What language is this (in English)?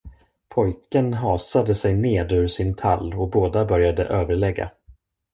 Swedish